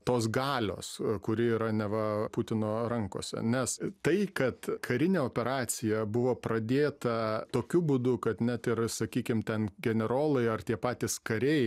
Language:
Lithuanian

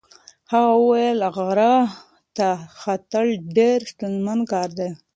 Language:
Pashto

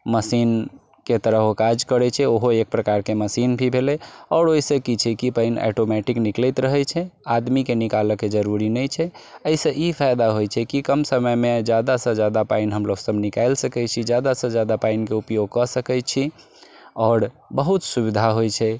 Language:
Maithili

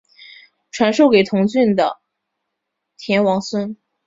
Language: Chinese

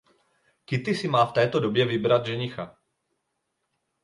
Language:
Czech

